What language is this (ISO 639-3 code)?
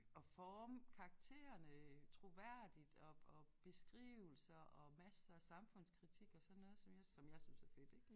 dan